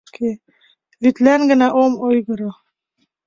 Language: Mari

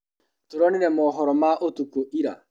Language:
Kikuyu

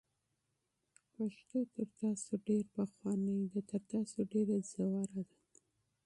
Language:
Pashto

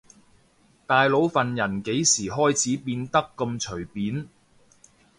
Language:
Cantonese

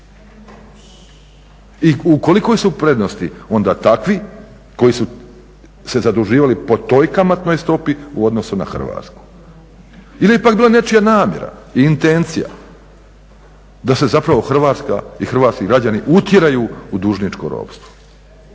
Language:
Croatian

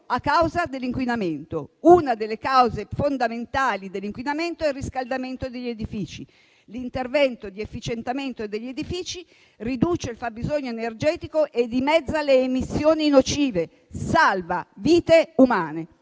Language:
Italian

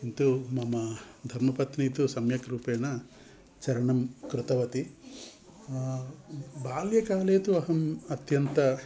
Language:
Sanskrit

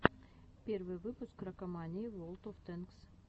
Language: Russian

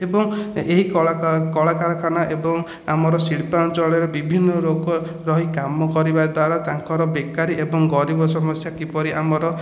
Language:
Odia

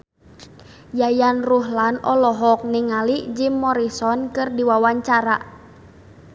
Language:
Sundanese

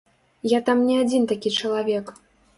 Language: Belarusian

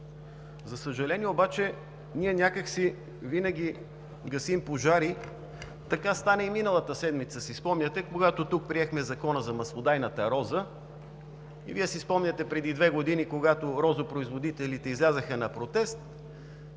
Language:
Bulgarian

